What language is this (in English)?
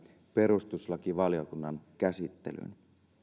Finnish